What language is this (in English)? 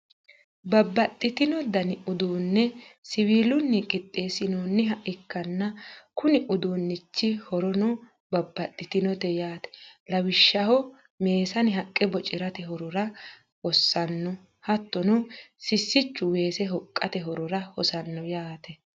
Sidamo